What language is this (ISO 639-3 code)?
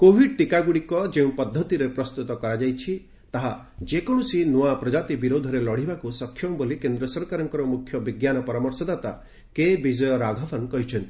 ori